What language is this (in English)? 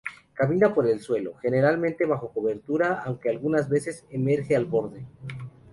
Spanish